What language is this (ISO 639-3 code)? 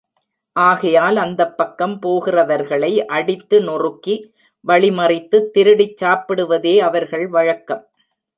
tam